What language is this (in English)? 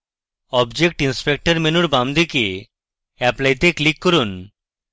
Bangla